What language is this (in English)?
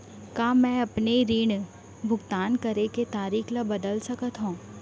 Chhattisgarhi